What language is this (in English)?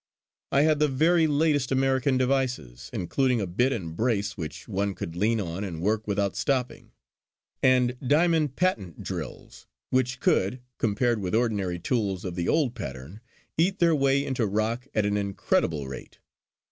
English